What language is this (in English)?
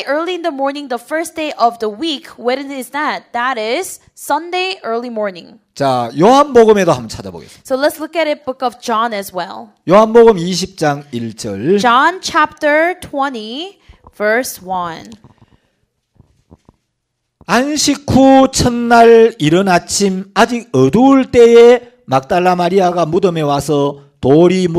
Korean